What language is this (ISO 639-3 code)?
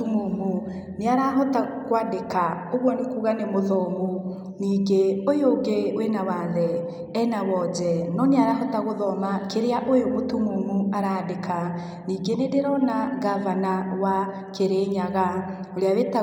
kik